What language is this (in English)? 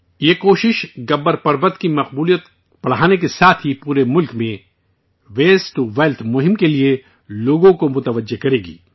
Urdu